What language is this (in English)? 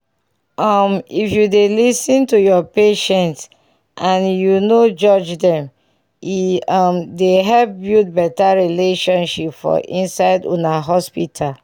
Nigerian Pidgin